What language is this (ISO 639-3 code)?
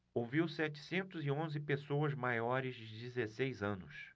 por